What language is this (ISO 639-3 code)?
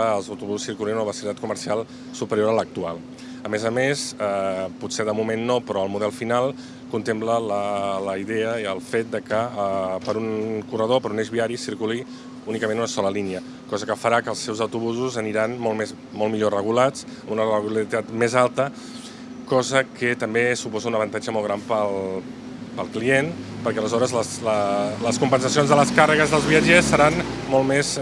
cat